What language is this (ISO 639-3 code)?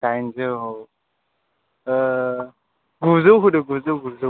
brx